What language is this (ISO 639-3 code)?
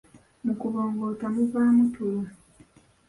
lug